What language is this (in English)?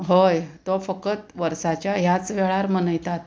Konkani